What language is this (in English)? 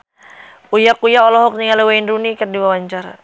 Sundanese